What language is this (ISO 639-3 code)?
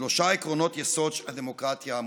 heb